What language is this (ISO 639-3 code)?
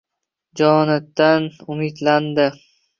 uzb